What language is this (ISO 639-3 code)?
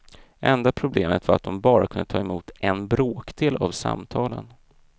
swe